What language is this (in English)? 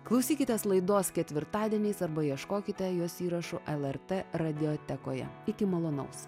Lithuanian